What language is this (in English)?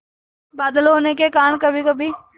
Hindi